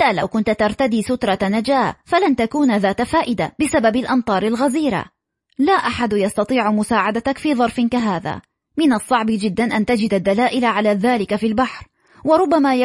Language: Arabic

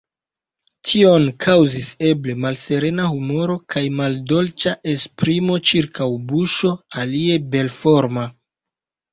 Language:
Esperanto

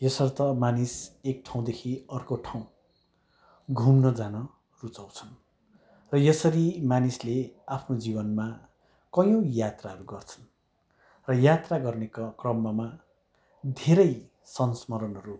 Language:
Nepali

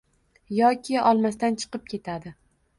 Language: Uzbek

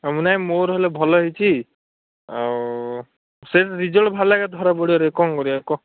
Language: Odia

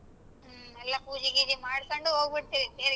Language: Kannada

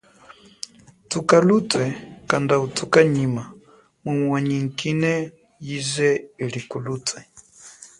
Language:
Chokwe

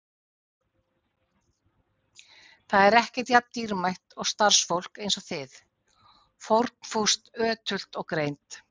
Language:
Icelandic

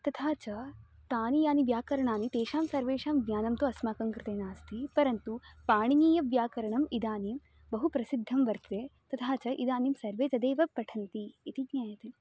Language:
Sanskrit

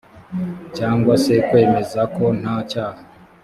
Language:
Kinyarwanda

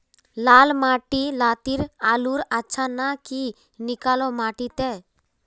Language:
Magahi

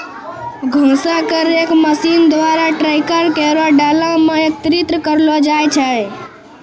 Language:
Maithili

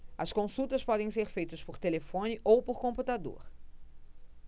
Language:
Portuguese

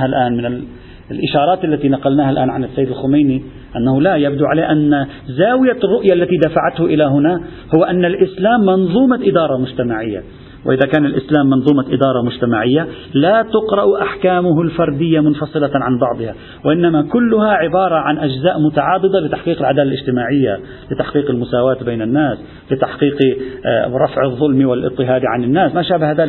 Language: Arabic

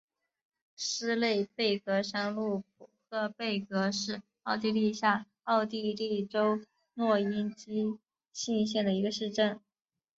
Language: Chinese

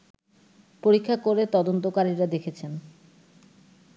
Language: Bangla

